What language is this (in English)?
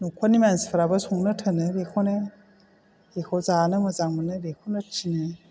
Bodo